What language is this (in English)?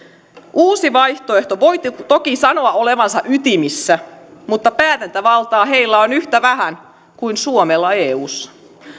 Finnish